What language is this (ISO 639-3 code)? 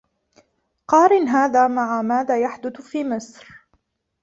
ara